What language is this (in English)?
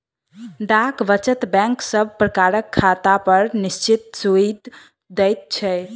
Maithili